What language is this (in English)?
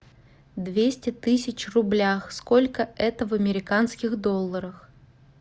Russian